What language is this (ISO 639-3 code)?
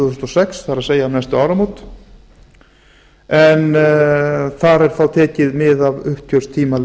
isl